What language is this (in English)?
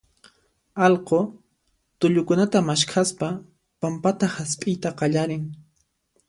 Puno Quechua